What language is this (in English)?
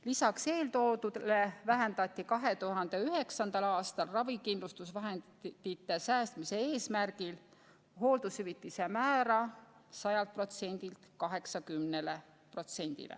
Estonian